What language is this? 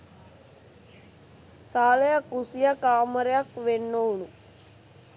Sinhala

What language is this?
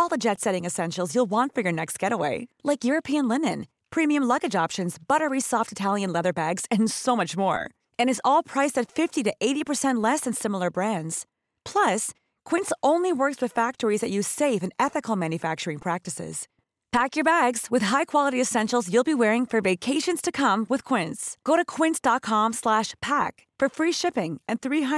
Filipino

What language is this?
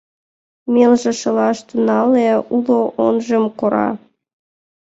Mari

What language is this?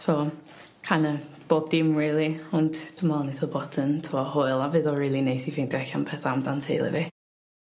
Welsh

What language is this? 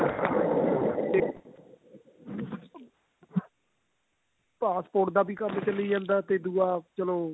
Punjabi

